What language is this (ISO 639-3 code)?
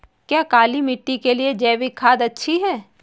hin